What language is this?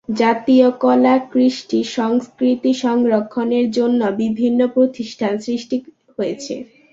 Bangla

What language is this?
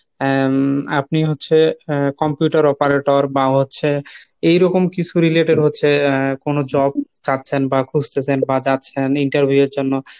Bangla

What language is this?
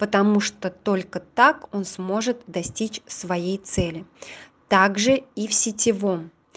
Russian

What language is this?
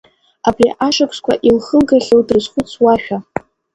Abkhazian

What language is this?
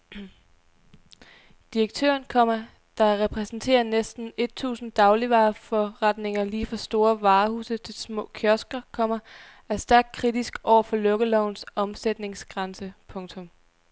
Danish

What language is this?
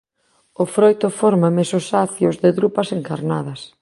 Galician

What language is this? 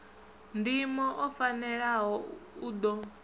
Venda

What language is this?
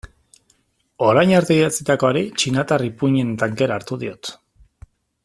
Basque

